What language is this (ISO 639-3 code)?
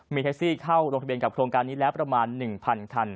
tha